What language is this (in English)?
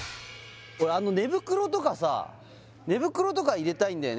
Japanese